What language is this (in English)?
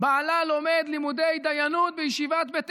Hebrew